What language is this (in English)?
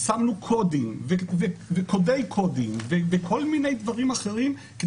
Hebrew